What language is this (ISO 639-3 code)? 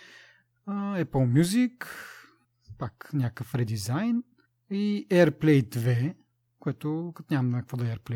bul